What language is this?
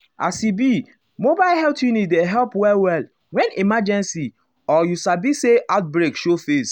Nigerian Pidgin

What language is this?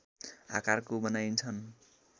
Nepali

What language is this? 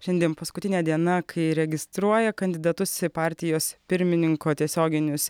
Lithuanian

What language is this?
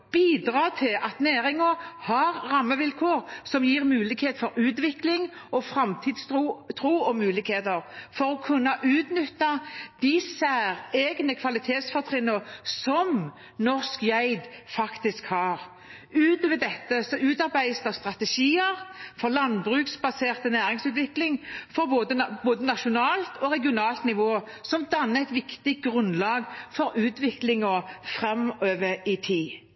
Norwegian Bokmål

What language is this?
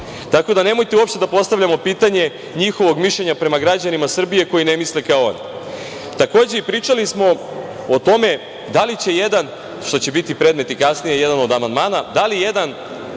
Serbian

